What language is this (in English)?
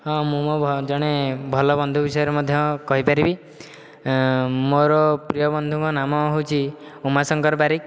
Odia